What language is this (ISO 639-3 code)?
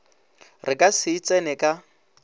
nso